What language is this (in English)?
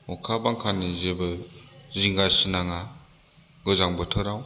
Bodo